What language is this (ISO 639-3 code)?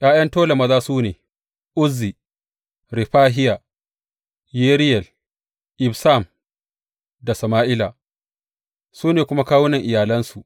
hau